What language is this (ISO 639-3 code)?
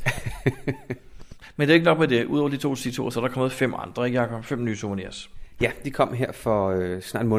dan